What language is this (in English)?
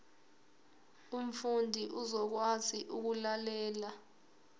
Zulu